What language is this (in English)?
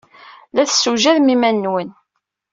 Kabyle